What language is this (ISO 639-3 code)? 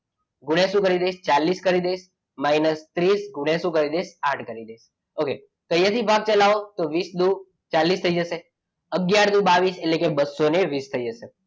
guj